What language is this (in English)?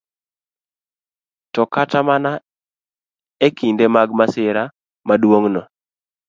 Luo (Kenya and Tanzania)